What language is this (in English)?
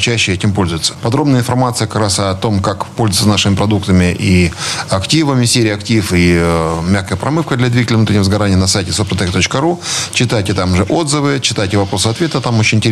Russian